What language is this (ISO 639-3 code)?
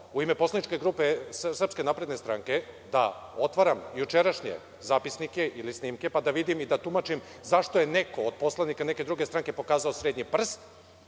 srp